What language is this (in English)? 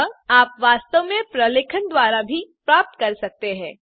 Hindi